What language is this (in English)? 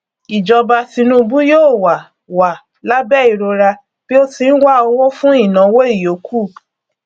Yoruba